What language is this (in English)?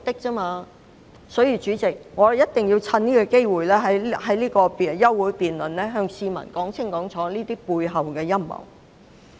Cantonese